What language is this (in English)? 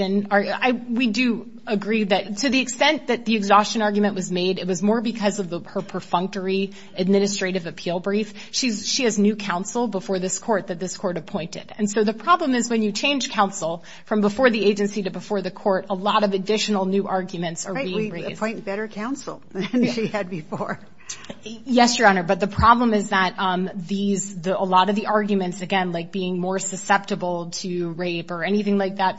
English